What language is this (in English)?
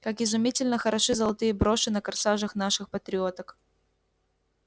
Russian